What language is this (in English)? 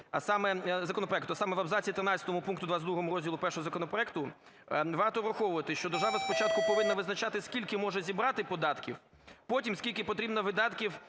Ukrainian